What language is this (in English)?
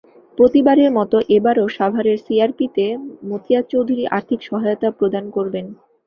Bangla